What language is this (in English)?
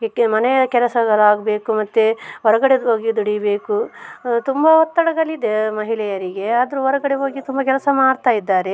Kannada